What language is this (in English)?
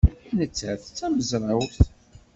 Kabyle